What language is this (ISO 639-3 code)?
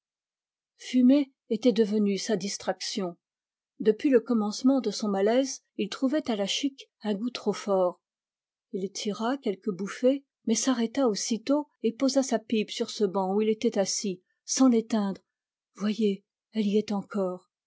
fra